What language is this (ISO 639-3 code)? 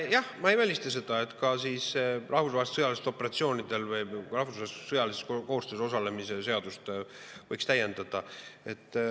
est